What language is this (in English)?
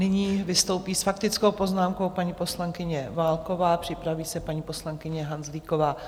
Czech